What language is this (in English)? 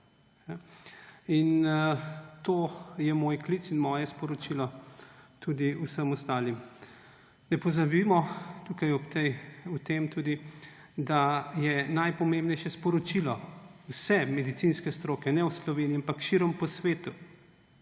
Slovenian